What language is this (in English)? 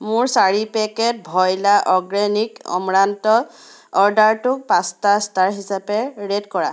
Assamese